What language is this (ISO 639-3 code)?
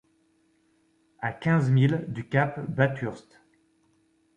fra